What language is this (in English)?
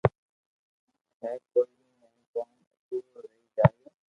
Loarki